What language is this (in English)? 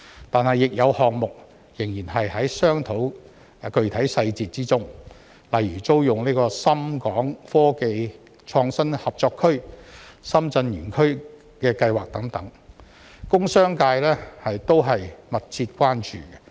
Cantonese